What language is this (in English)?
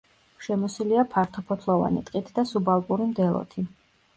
Georgian